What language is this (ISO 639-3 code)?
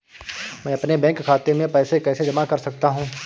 hin